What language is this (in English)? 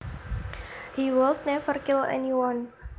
Javanese